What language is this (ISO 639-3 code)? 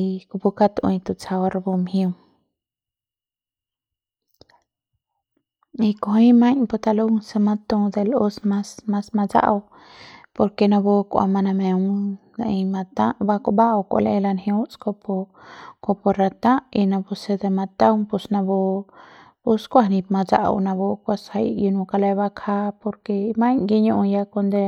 pbs